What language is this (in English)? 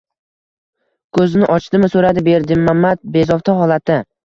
Uzbek